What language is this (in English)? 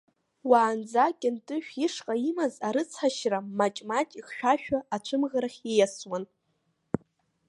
Abkhazian